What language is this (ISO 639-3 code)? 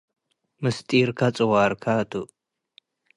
tig